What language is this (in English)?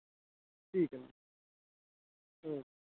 Dogri